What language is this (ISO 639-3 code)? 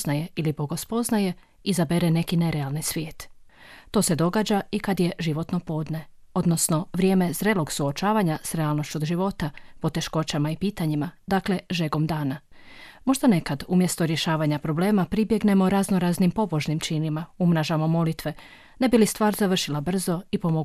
hrv